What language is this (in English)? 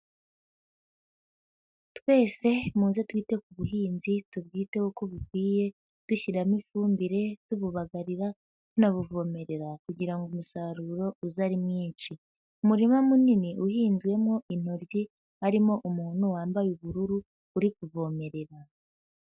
Kinyarwanda